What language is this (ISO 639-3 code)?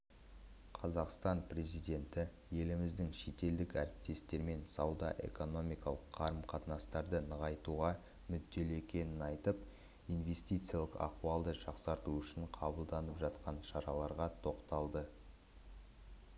kaz